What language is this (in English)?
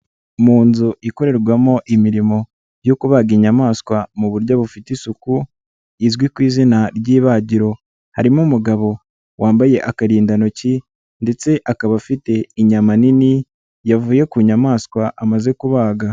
Kinyarwanda